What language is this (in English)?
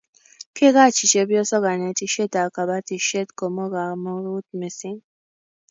Kalenjin